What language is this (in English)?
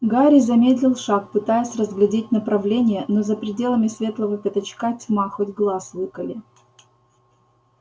Russian